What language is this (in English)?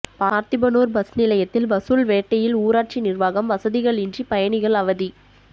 Tamil